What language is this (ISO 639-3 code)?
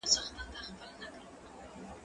pus